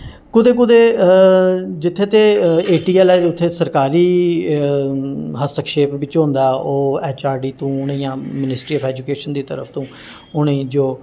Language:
Dogri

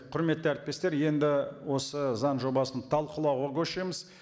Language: Kazakh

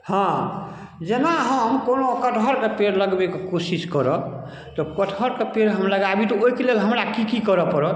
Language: Maithili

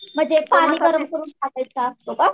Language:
Marathi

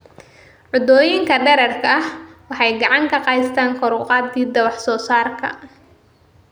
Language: Somali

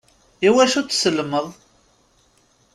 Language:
Kabyle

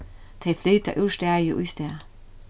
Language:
Faroese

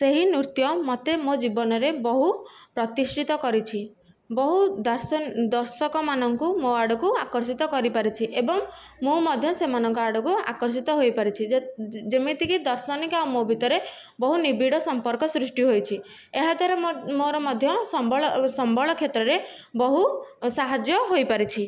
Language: Odia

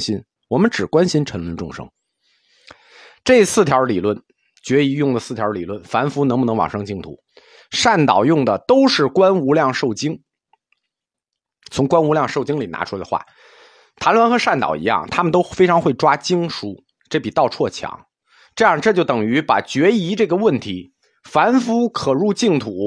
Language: Chinese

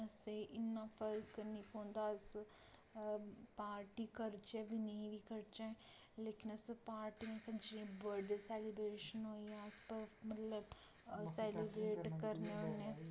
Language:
Dogri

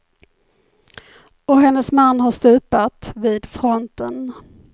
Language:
Swedish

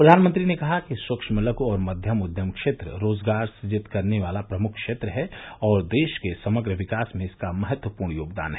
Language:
Hindi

